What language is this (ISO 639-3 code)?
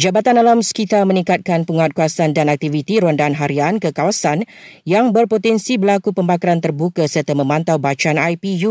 msa